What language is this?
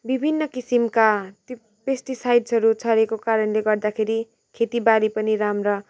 Nepali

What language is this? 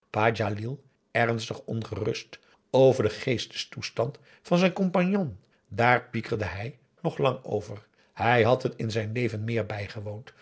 Dutch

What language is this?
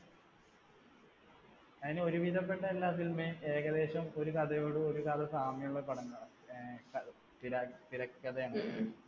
Malayalam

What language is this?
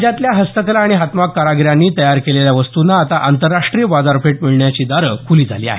Marathi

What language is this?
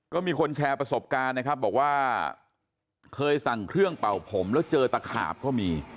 Thai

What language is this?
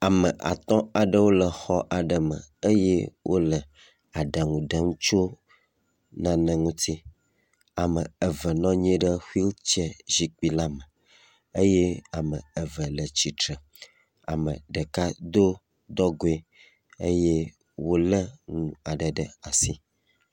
Ewe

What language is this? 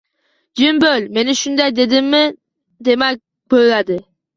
Uzbek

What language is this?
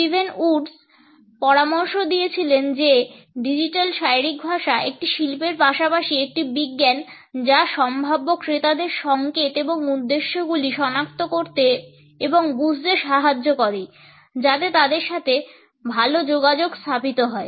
Bangla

